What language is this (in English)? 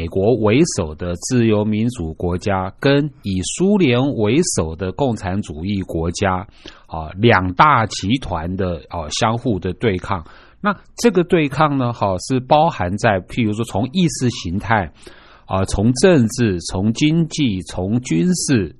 Chinese